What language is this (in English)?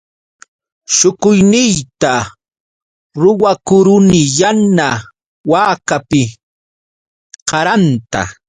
Yauyos Quechua